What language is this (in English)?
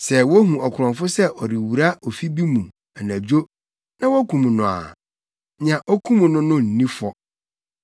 Akan